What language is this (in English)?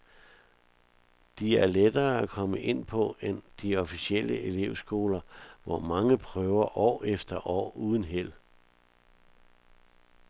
Danish